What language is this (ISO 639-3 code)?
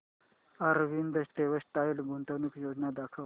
mar